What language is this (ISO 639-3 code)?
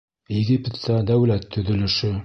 bak